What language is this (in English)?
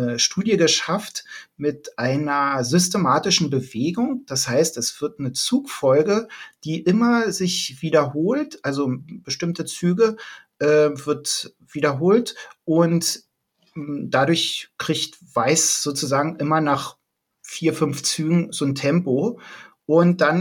German